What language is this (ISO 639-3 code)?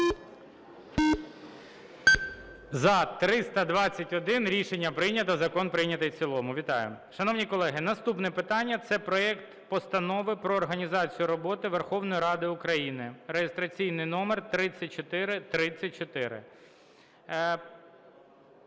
ukr